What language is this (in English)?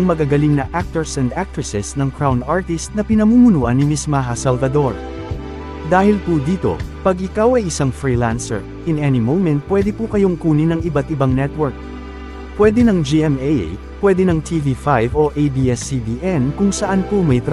Filipino